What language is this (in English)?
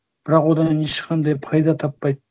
Kazakh